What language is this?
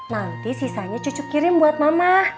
Indonesian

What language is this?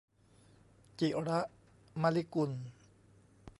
Thai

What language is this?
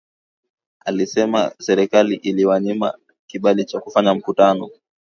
Swahili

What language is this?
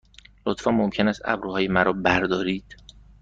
Persian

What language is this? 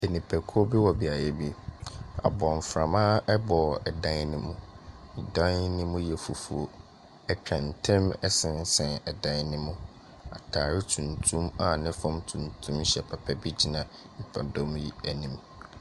Akan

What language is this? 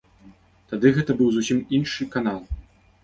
Belarusian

